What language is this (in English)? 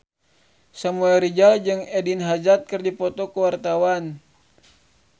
Sundanese